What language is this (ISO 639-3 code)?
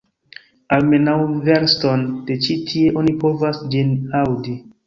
epo